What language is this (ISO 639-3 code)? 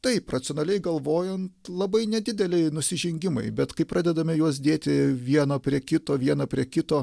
lit